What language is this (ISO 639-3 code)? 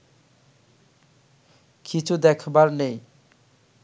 ben